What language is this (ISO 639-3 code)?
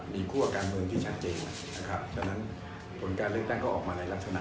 tha